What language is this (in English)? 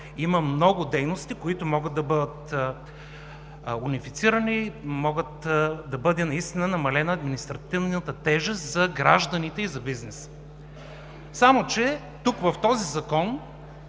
Bulgarian